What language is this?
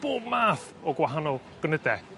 Welsh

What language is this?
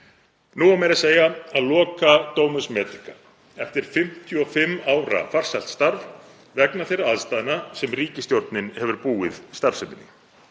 Icelandic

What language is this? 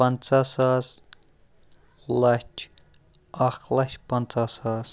Kashmiri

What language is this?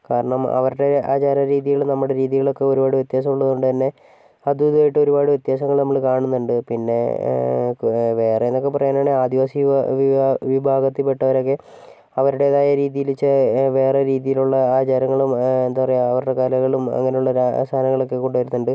Malayalam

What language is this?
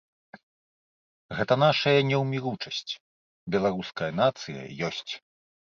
Belarusian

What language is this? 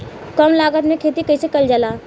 Bhojpuri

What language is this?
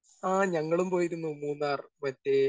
Malayalam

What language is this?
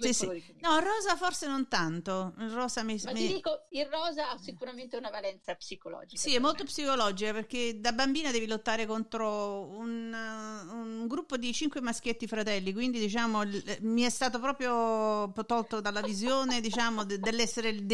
Italian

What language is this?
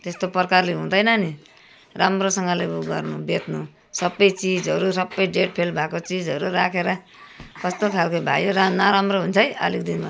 Nepali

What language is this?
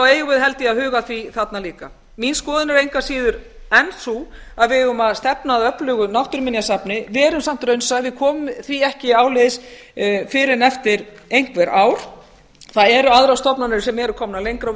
Icelandic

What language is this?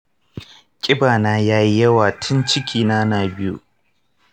Hausa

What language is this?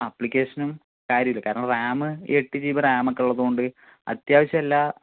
Malayalam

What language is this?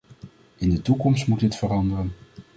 Dutch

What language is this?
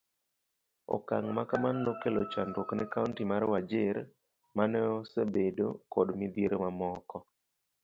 Luo (Kenya and Tanzania)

